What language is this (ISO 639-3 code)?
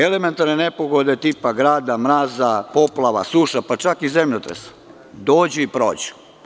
srp